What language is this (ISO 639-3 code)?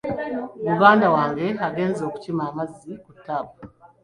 lug